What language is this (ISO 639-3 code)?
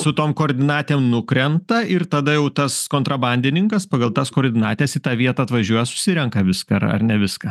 lit